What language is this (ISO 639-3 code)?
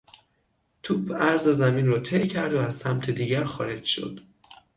fas